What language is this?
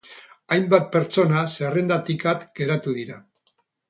Basque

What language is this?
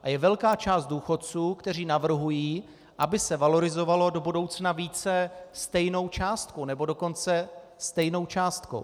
Czech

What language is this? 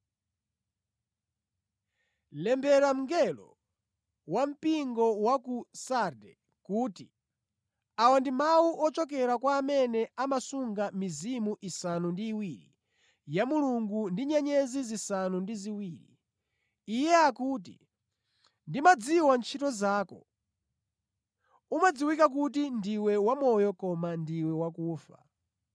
Nyanja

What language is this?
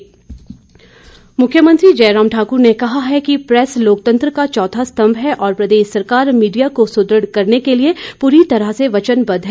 Hindi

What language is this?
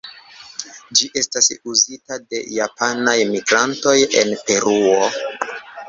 Esperanto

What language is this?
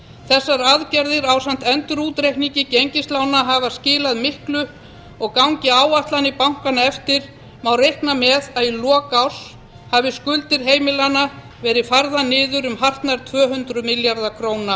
Icelandic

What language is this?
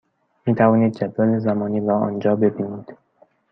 Persian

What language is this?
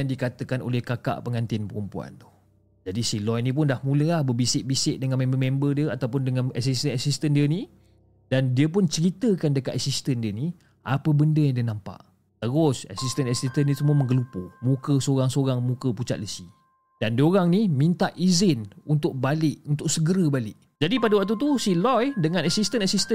Malay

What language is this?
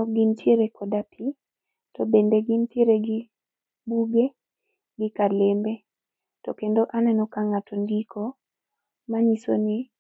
Luo (Kenya and Tanzania)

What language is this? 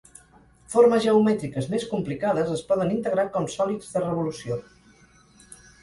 Catalan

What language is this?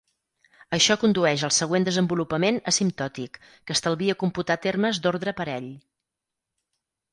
Catalan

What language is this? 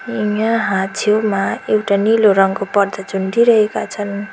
Nepali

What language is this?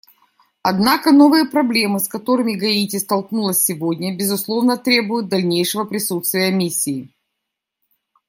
Russian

